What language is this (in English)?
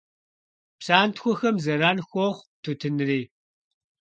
Kabardian